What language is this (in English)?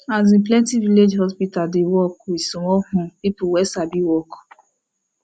Nigerian Pidgin